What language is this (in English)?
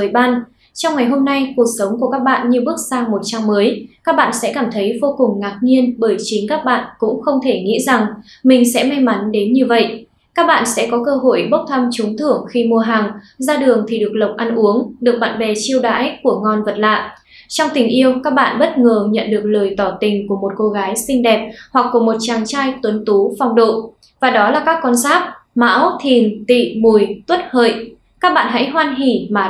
Vietnamese